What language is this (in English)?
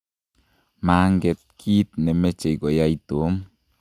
Kalenjin